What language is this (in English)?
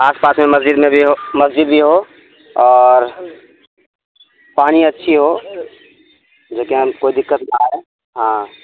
Urdu